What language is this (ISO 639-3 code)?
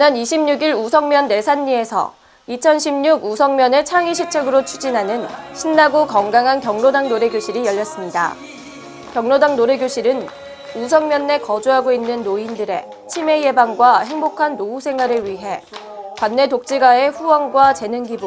kor